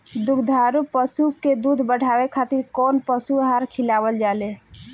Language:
Bhojpuri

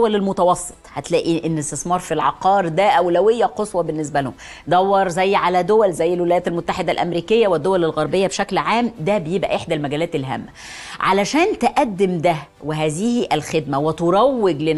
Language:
Arabic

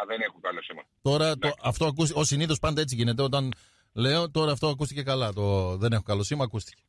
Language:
Greek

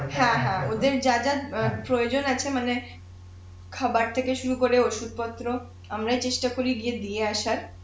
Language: Bangla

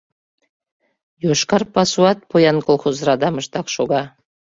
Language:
Mari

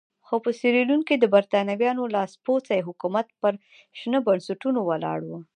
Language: Pashto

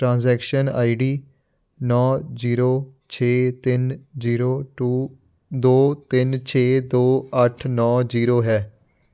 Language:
Punjabi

